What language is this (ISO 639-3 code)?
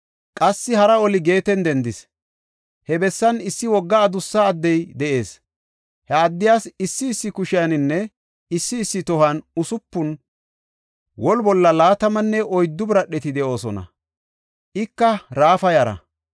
gof